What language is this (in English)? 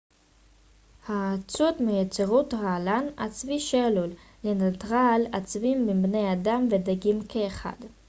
Hebrew